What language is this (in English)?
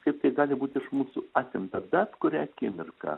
Lithuanian